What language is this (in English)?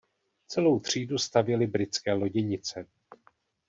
Czech